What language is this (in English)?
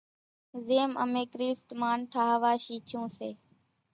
Kachi Koli